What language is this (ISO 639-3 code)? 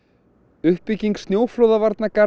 isl